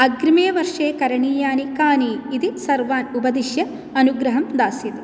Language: Sanskrit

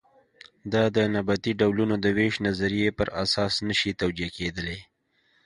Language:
Pashto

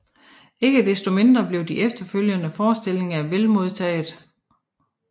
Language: Danish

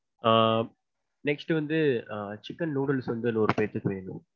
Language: Tamil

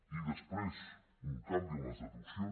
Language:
Catalan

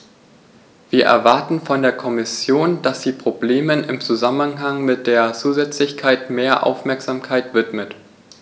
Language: German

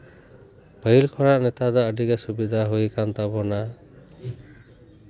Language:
Santali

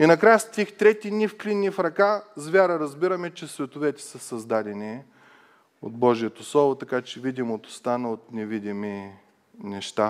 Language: Bulgarian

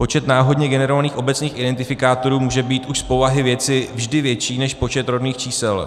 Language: Czech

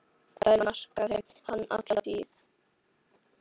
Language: Icelandic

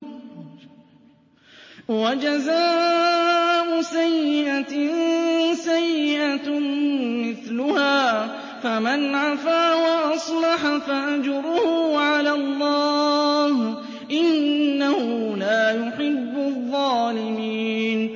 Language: Arabic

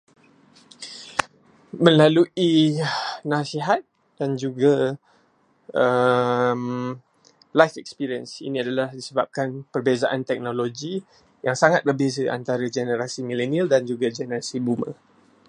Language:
Malay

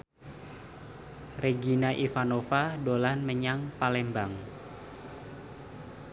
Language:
Javanese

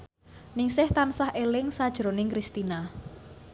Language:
Javanese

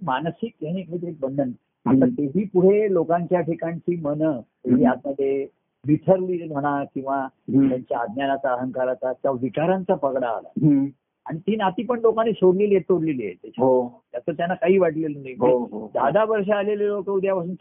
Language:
Marathi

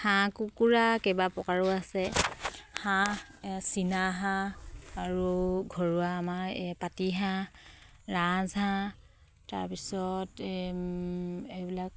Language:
Assamese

